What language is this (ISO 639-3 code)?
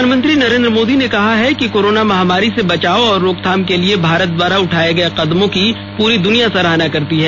hin